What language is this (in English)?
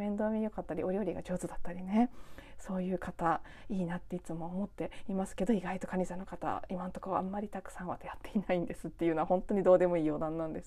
Japanese